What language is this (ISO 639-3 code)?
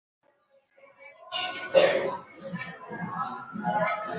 swa